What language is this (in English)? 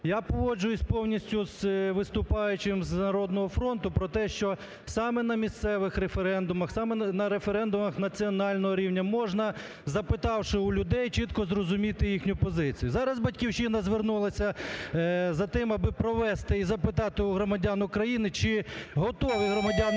Ukrainian